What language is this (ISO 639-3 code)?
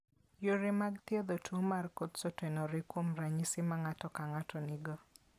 luo